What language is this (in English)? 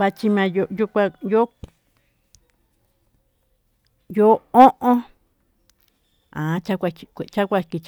Tututepec Mixtec